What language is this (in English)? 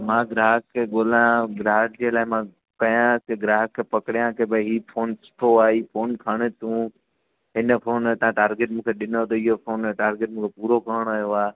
Sindhi